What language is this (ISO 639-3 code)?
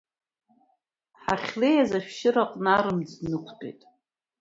abk